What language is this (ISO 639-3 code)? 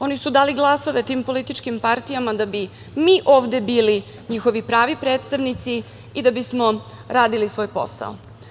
srp